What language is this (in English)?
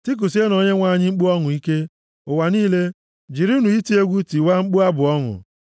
Igbo